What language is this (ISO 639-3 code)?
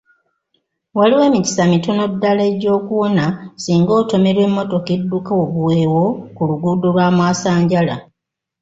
lug